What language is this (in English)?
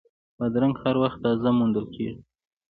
Pashto